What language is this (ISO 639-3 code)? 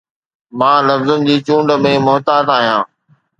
snd